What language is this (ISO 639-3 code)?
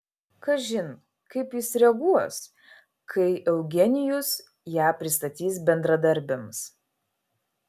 lit